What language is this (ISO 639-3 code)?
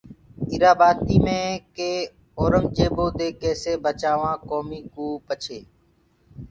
ggg